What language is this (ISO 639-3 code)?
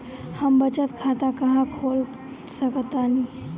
bho